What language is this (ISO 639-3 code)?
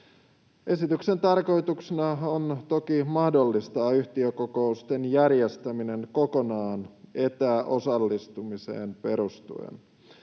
fin